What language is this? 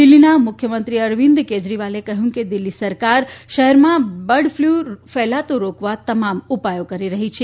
Gujarati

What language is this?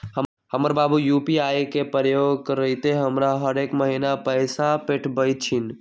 Magahi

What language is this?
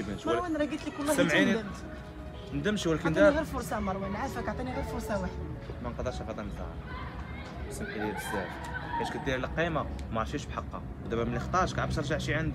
Arabic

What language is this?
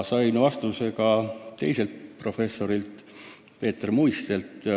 Estonian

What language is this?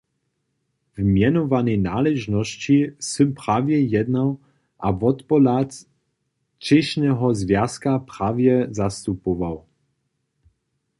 Upper Sorbian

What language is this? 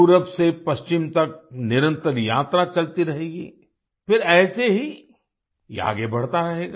Hindi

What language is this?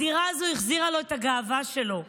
Hebrew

